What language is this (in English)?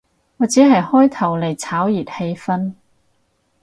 Cantonese